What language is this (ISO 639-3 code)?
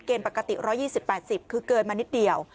tha